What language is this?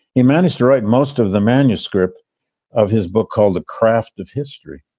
English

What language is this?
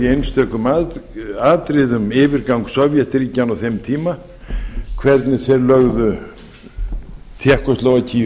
Icelandic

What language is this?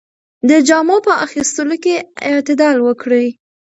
Pashto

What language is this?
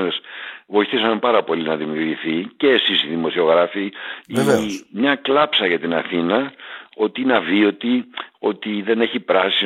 Greek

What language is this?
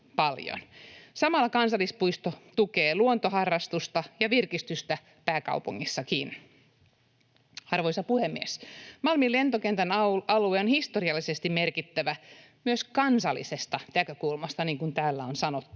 Finnish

